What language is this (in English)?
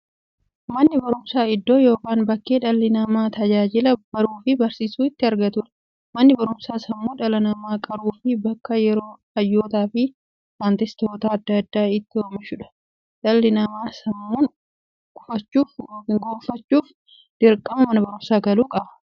Oromo